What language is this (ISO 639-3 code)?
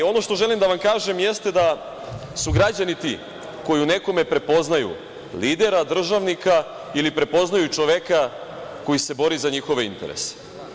srp